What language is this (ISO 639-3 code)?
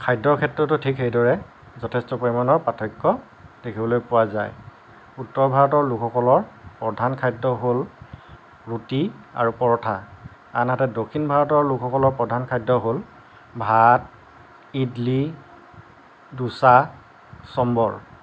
asm